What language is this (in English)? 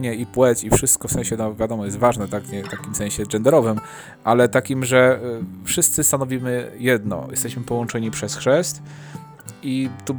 Polish